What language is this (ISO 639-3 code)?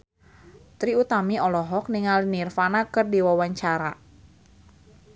sun